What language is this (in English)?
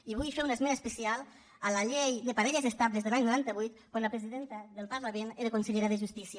Catalan